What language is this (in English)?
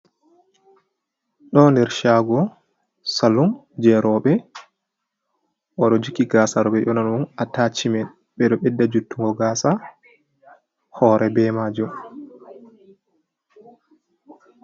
Fula